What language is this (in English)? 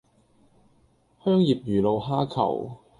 Cantonese